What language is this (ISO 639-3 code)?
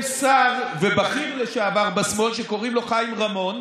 heb